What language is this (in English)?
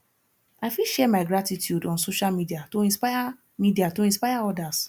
Nigerian Pidgin